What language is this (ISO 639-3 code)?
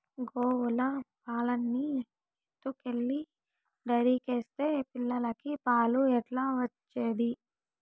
tel